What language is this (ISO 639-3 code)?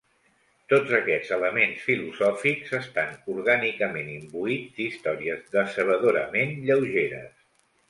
cat